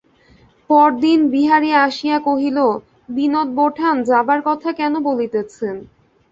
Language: Bangla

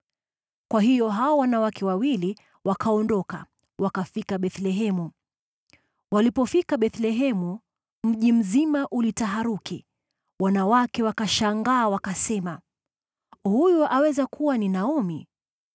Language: Swahili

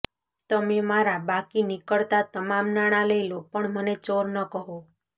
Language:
Gujarati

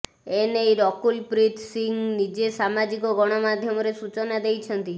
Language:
Odia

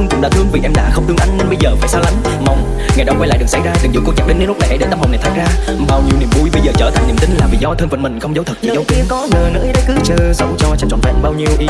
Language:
Vietnamese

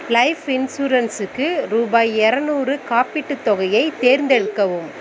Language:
Tamil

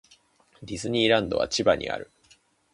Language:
Japanese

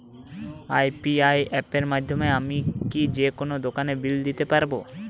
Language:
Bangla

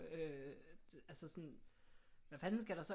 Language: Danish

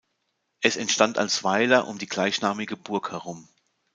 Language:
German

